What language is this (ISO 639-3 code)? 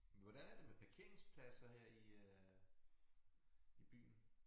dan